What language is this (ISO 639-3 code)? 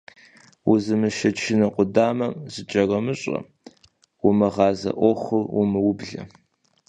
kbd